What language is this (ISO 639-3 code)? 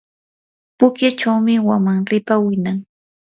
qur